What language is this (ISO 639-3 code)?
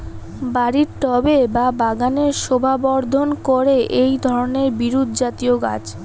ben